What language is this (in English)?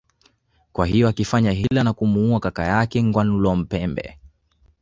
Swahili